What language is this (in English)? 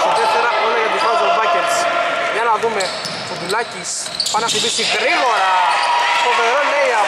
Greek